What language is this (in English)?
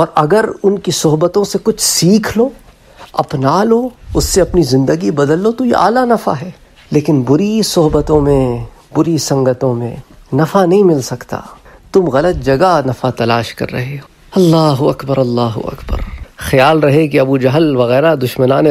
Italian